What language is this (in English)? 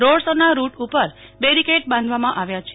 Gujarati